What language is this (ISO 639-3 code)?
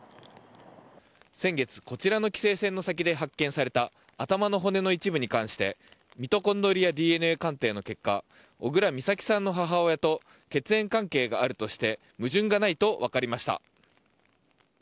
jpn